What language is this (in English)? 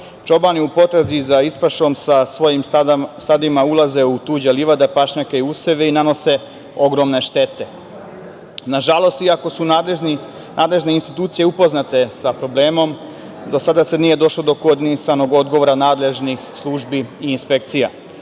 Serbian